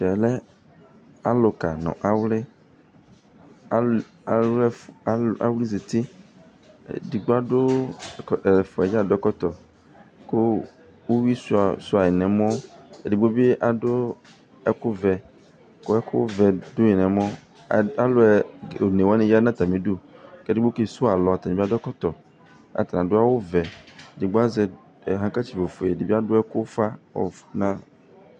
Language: Ikposo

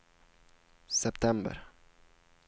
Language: Swedish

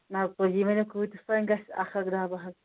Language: Kashmiri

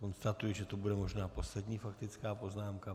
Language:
Czech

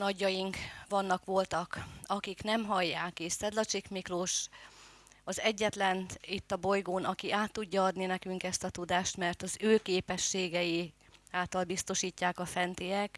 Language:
Hungarian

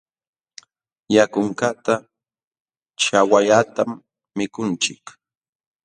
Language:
Jauja Wanca Quechua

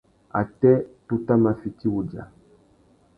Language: Tuki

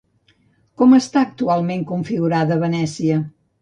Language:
Catalan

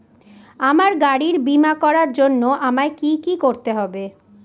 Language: Bangla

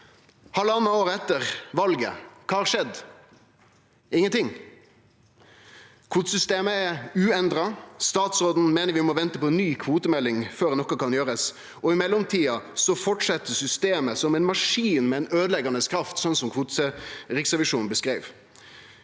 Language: Norwegian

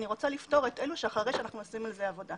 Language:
Hebrew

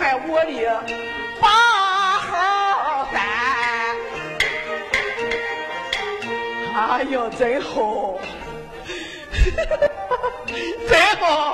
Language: Chinese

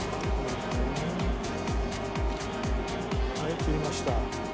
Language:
Japanese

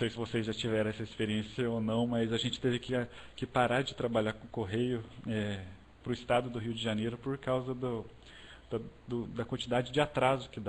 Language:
Portuguese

